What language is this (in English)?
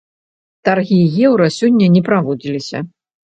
Belarusian